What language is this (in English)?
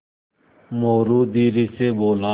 Hindi